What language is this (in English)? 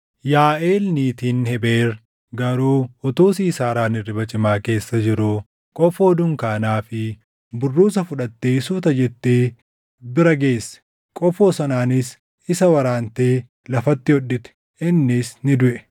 Oromo